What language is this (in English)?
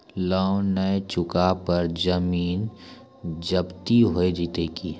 Maithili